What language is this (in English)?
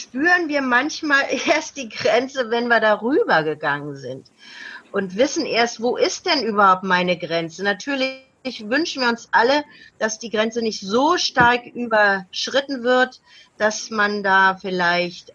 German